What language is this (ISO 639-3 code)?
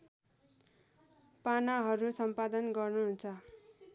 nep